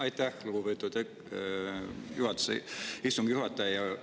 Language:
Estonian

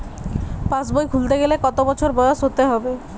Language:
Bangla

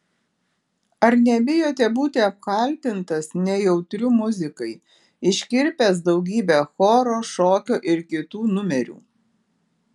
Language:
Lithuanian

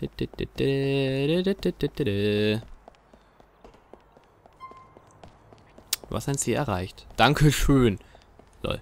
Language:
German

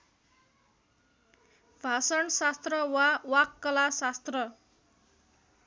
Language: Nepali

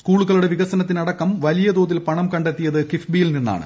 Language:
Malayalam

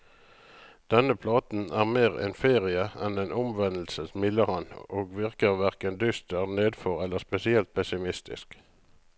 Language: Norwegian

